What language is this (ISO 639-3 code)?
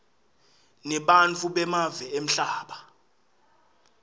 ssw